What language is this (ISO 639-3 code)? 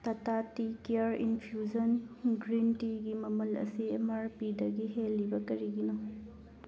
mni